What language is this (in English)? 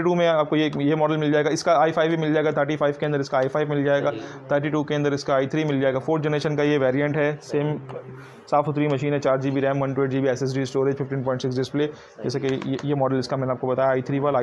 Hindi